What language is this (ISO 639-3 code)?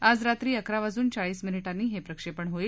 mar